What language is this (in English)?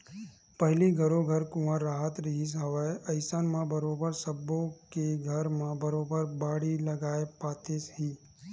Chhattisgarhi